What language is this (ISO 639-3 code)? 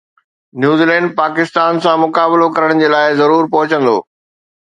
snd